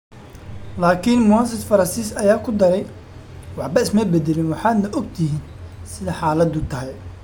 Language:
Somali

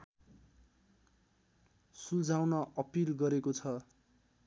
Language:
Nepali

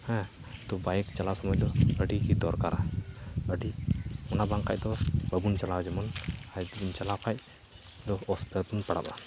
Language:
Santali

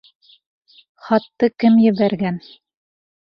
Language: Bashkir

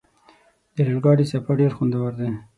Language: Pashto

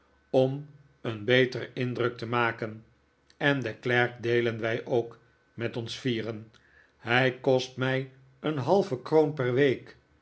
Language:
Dutch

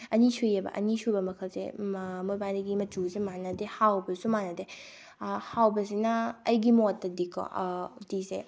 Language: Manipuri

